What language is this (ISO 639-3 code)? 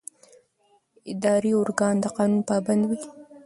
pus